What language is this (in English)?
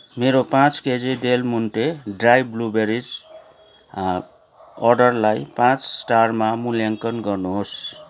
Nepali